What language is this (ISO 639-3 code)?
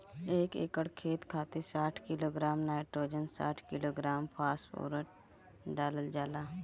bho